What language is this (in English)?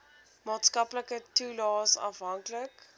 Afrikaans